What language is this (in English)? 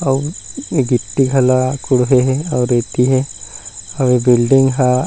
Chhattisgarhi